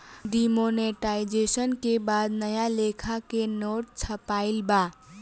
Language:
Bhojpuri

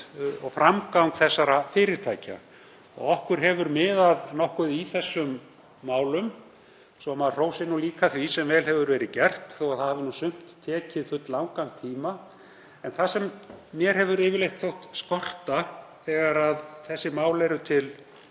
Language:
Icelandic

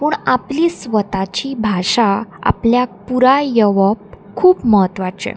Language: Konkani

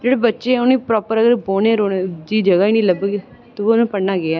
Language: Dogri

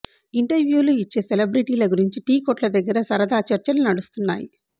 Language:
Telugu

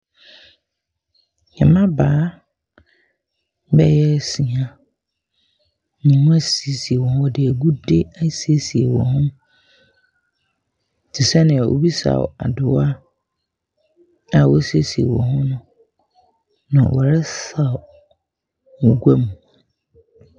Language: Akan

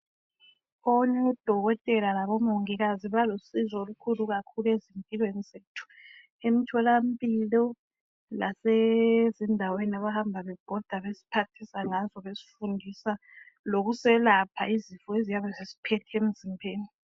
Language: North Ndebele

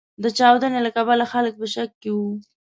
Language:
Pashto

